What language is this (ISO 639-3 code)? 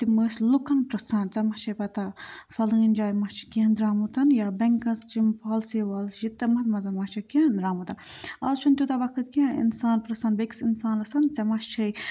kas